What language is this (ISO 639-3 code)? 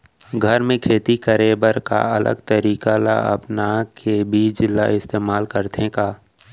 hne